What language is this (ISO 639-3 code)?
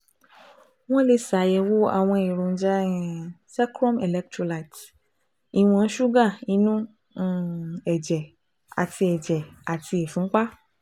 yor